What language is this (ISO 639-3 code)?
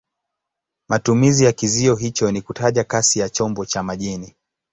swa